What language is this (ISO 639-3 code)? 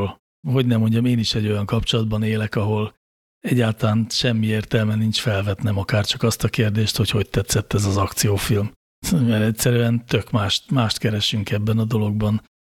hun